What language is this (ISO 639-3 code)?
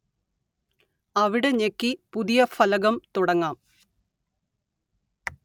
mal